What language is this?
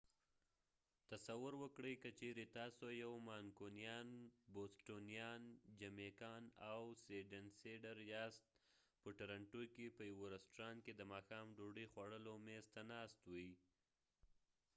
Pashto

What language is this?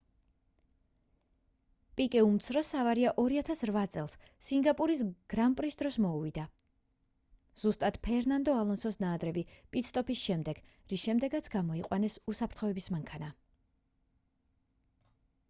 Georgian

